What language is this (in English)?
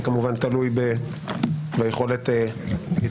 Hebrew